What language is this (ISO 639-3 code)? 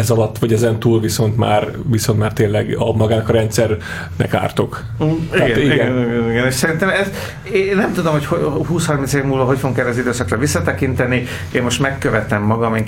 hun